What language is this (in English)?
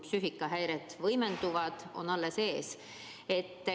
Estonian